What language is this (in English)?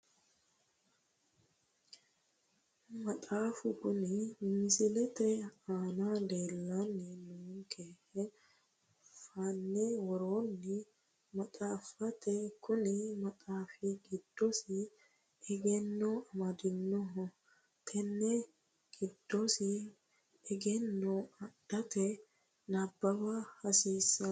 Sidamo